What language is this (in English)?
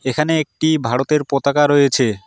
Bangla